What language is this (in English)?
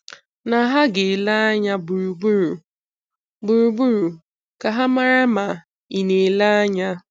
Igbo